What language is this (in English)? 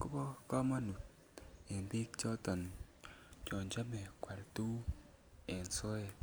Kalenjin